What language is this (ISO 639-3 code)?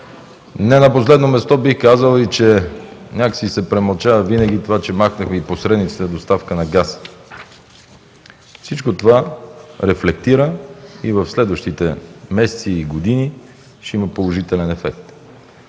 bul